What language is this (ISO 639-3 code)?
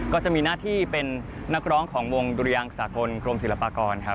tha